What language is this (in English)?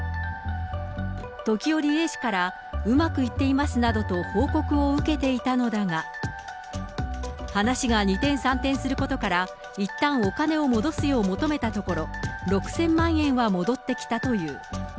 Japanese